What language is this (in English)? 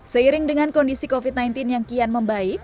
Indonesian